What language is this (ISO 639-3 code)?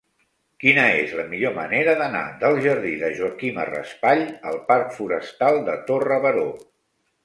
cat